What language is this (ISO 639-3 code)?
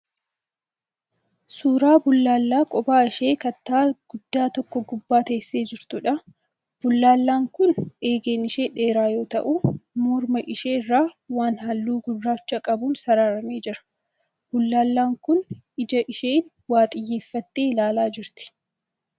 orm